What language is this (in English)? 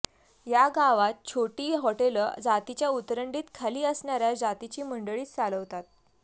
Marathi